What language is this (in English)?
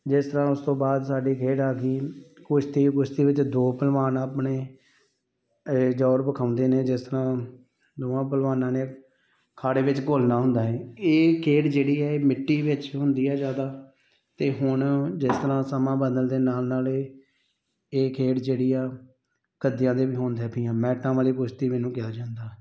Punjabi